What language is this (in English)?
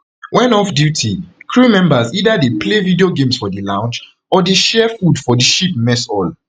Nigerian Pidgin